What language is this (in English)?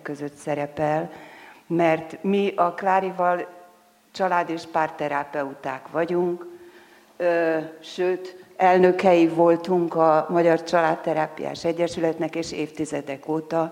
Hungarian